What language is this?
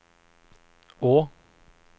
Norwegian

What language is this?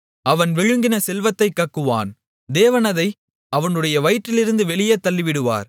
Tamil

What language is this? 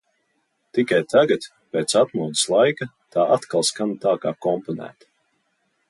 Latvian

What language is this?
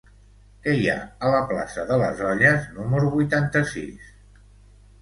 Catalan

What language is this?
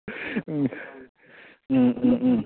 Manipuri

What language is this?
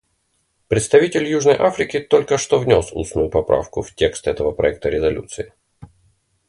Russian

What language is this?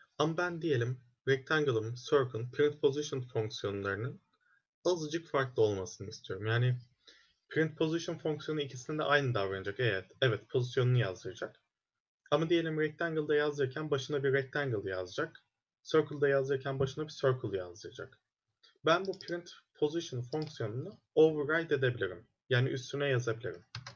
Turkish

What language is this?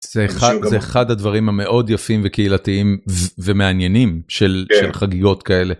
Hebrew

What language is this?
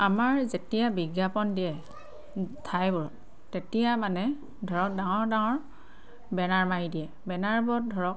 Assamese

